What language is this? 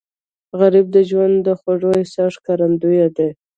Pashto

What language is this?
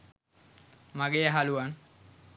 Sinhala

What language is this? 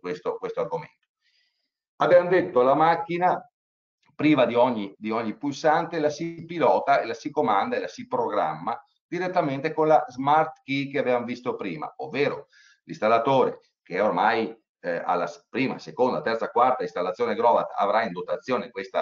Italian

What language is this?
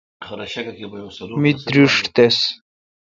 Kalkoti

